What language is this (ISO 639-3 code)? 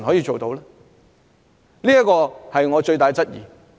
yue